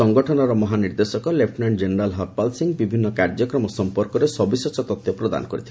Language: Odia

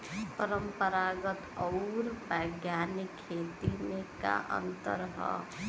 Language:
Bhojpuri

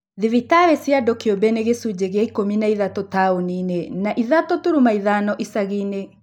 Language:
Kikuyu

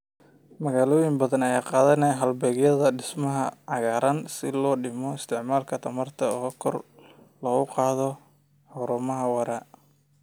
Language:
Somali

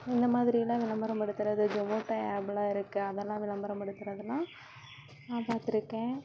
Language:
Tamil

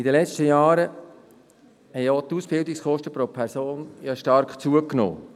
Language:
Swiss German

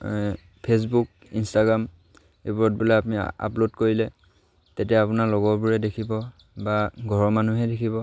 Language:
Assamese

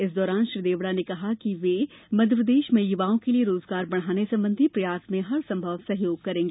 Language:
Hindi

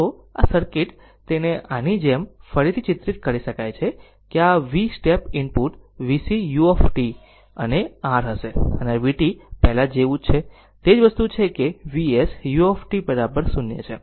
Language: Gujarati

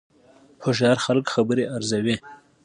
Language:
Pashto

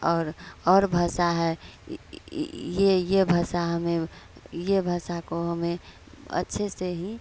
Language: Hindi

